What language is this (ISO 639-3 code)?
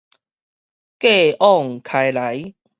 nan